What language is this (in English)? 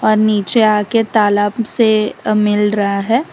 Hindi